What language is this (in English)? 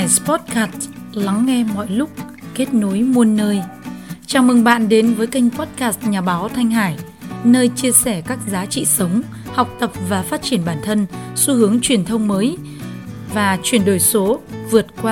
Vietnamese